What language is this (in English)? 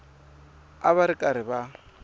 Tsonga